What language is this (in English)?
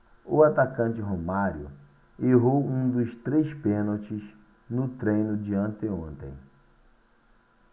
Portuguese